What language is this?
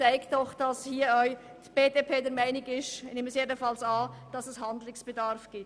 Swiss German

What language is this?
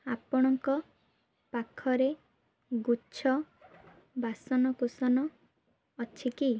Odia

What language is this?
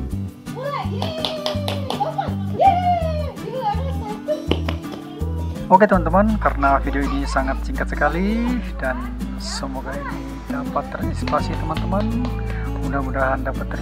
Indonesian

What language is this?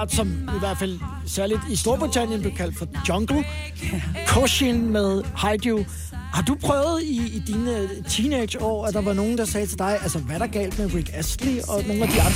Danish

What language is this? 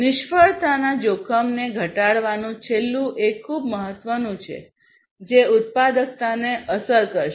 Gujarati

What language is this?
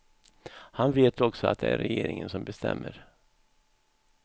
Swedish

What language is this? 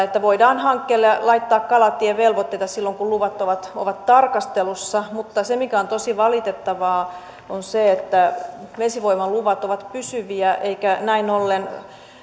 Finnish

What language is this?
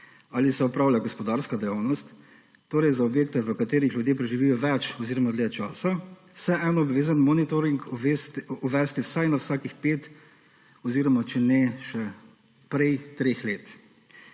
Slovenian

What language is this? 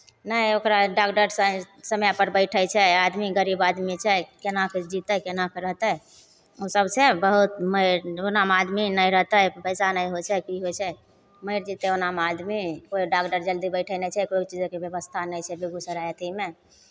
Maithili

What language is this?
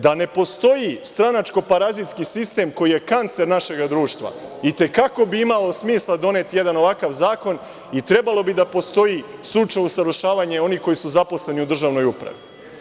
Serbian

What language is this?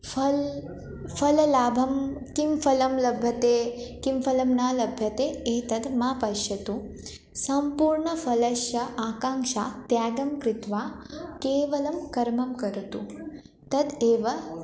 Sanskrit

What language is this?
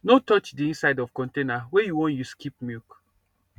Nigerian Pidgin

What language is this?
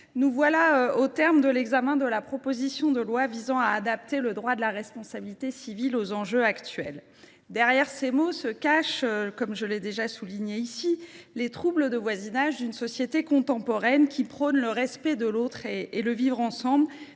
French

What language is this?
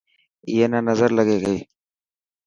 Dhatki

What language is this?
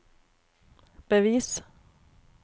Norwegian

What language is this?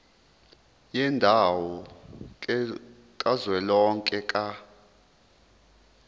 Zulu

